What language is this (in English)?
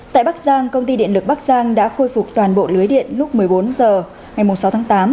Vietnamese